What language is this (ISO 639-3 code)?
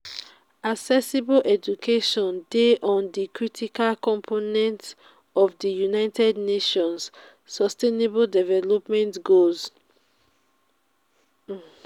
pcm